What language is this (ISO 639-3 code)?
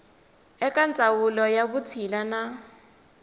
tso